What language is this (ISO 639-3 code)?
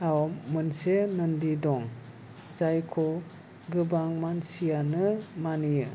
brx